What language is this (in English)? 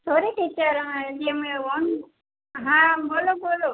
Gujarati